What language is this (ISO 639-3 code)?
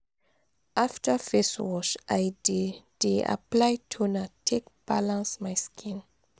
pcm